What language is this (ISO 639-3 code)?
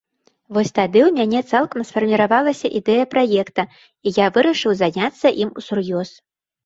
bel